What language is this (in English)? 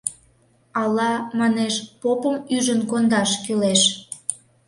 Mari